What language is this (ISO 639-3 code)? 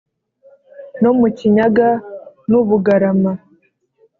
kin